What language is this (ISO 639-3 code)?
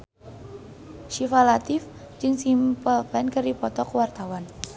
sun